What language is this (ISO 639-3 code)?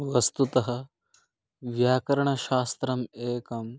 san